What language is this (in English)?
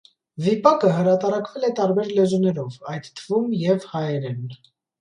Armenian